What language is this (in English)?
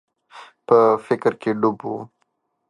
Pashto